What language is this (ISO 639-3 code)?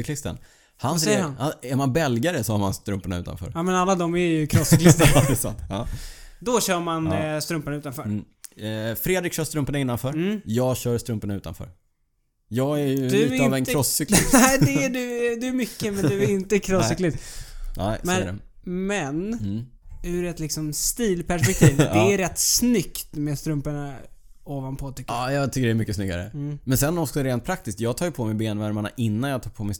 swe